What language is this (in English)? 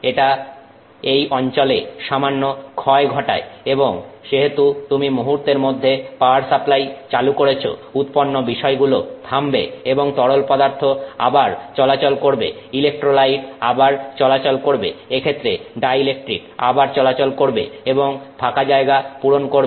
Bangla